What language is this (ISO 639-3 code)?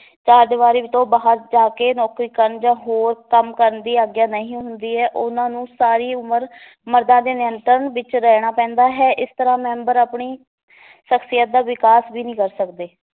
pan